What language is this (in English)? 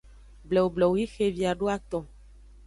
Aja (Benin)